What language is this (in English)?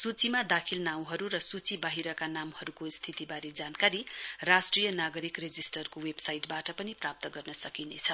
Nepali